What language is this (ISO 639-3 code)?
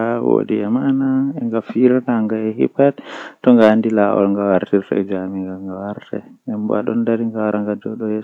fuh